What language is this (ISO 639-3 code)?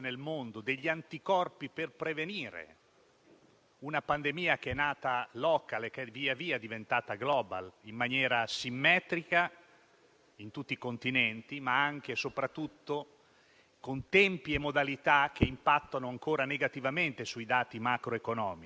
ita